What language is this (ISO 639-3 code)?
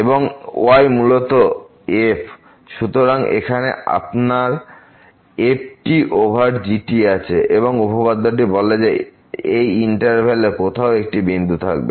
ben